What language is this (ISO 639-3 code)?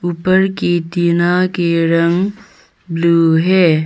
hin